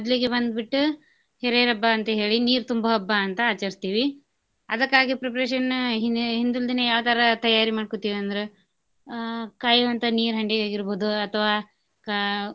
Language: Kannada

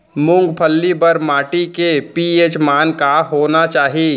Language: Chhattisgarhi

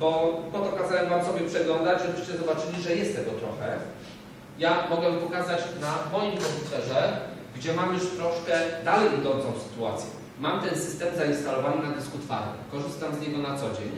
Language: Polish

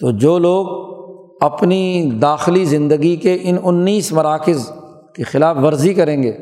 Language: Urdu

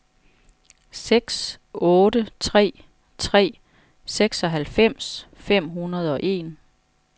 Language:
Danish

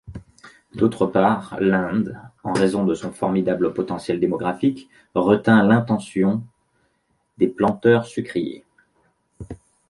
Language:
French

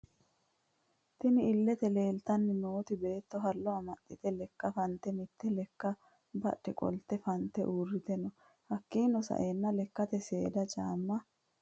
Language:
Sidamo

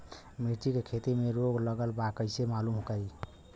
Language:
Bhojpuri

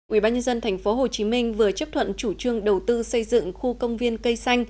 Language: Vietnamese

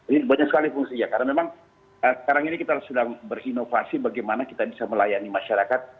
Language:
Indonesian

